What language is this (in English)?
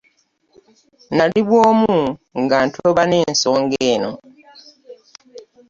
Ganda